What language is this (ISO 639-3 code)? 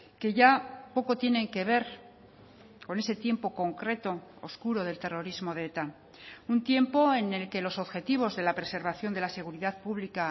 spa